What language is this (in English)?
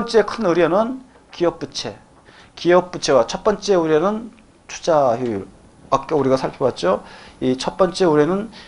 Korean